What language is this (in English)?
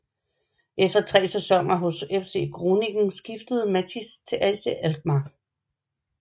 Danish